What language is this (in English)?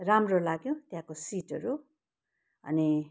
Nepali